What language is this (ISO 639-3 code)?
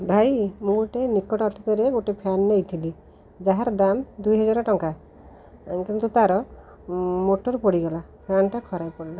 ori